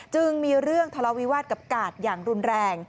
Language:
Thai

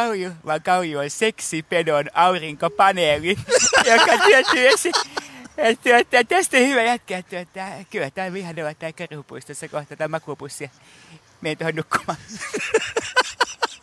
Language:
Finnish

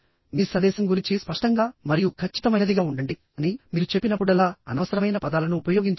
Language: Telugu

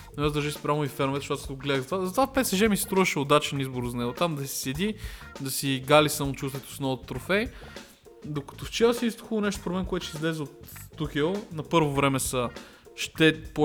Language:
Bulgarian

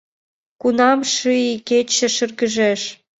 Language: Mari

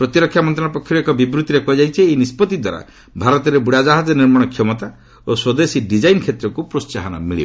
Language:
Odia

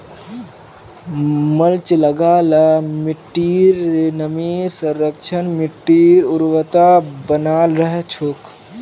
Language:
Magahi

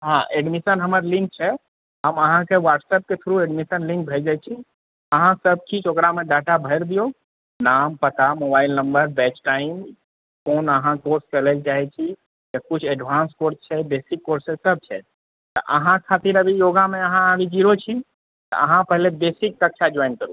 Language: Maithili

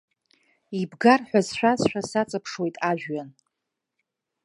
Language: Abkhazian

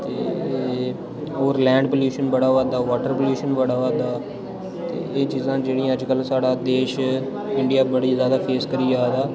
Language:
Dogri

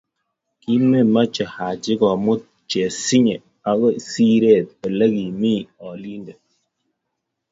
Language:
Kalenjin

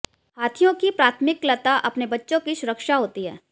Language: Hindi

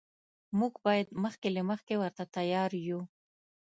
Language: Pashto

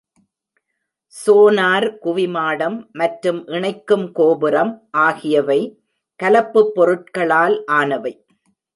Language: Tamil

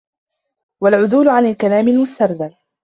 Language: Arabic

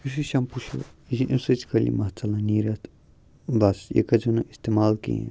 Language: Kashmiri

